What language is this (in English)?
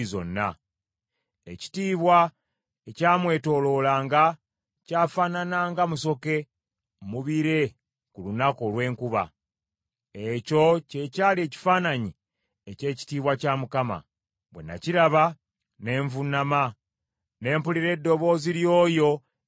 Ganda